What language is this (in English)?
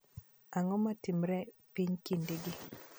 Luo (Kenya and Tanzania)